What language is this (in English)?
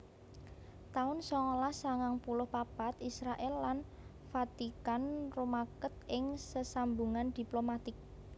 Javanese